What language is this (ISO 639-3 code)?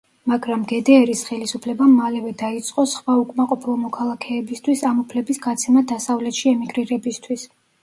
kat